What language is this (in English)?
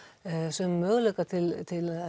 Icelandic